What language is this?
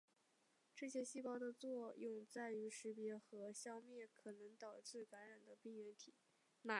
Chinese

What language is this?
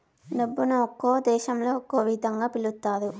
Telugu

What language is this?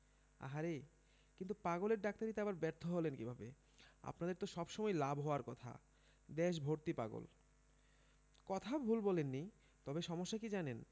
Bangla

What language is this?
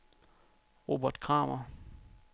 Danish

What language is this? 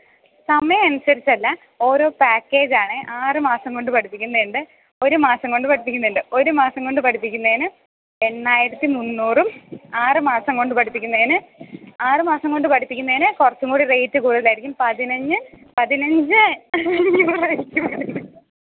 Malayalam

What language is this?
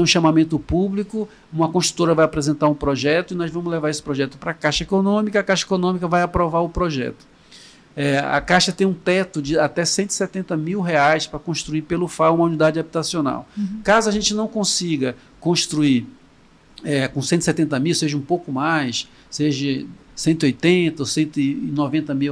Portuguese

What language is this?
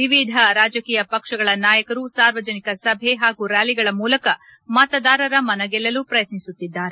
Kannada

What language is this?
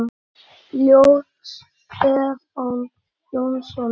Icelandic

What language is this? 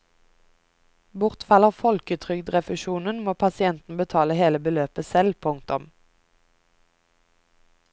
Norwegian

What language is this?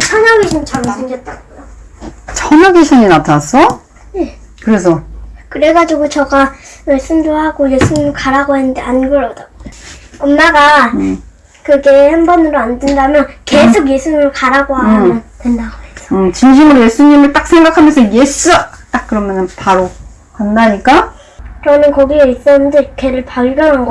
Korean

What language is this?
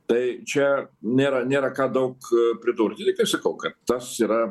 Lithuanian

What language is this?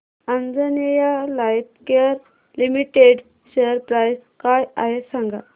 Marathi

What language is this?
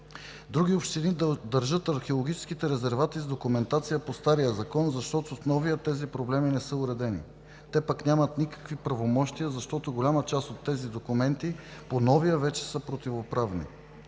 Bulgarian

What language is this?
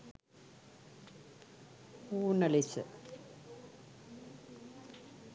Sinhala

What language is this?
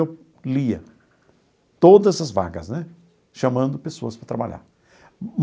Portuguese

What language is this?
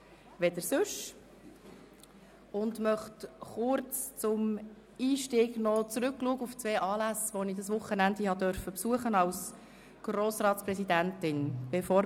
Swiss German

